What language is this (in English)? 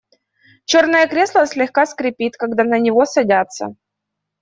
Russian